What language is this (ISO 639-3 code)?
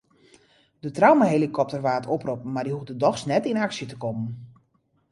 fry